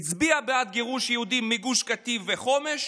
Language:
Hebrew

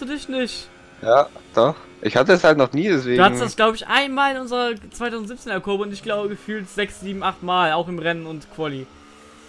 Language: German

